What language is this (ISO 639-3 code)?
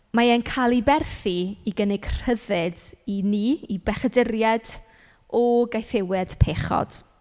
cym